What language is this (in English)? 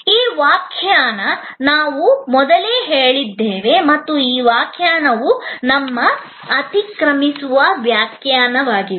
Kannada